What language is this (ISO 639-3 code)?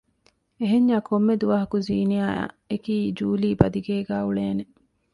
div